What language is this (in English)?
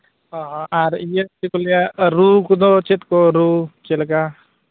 Santali